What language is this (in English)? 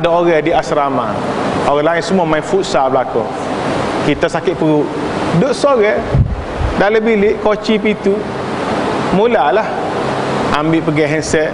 Malay